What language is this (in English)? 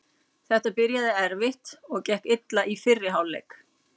Icelandic